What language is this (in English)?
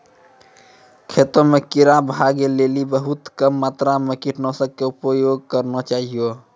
Maithili